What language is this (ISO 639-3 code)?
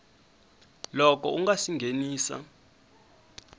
tso